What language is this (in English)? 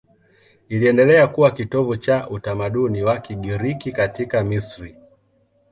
Swahili